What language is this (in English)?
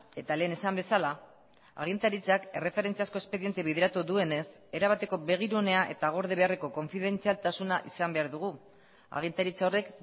Basque